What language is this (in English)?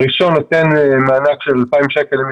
Hebrew